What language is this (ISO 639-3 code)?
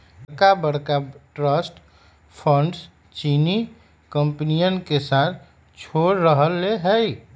mag